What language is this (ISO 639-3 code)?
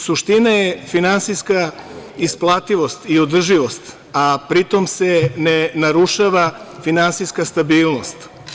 srp